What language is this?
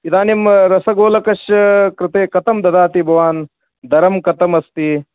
Sanskrit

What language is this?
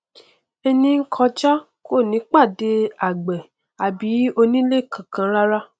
Yoruba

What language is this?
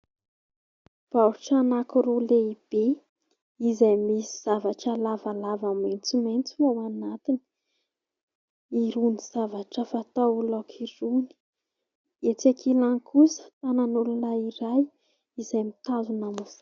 Malagasy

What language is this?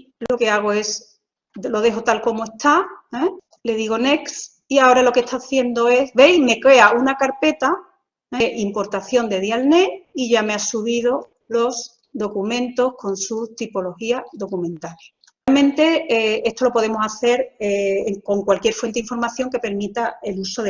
Spanish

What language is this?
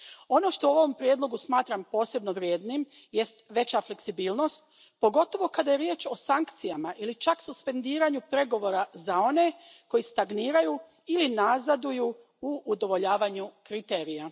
Croatian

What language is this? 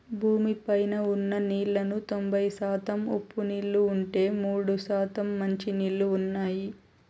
Telugu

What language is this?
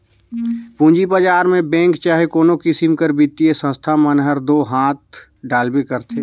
Chhattisgarhi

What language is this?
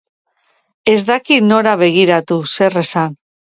Basque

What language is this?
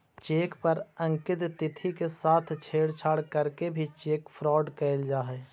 Magahi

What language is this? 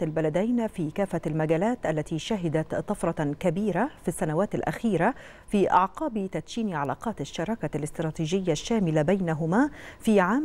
Arabic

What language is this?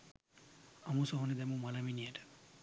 Sinhala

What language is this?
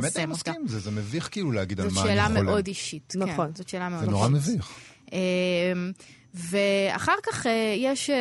Hebrew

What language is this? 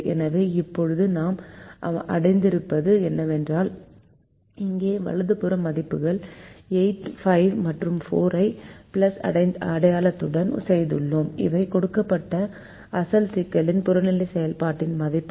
Tamil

